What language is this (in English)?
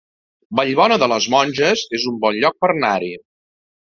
Catalan